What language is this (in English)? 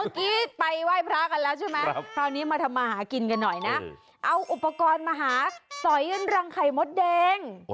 Thai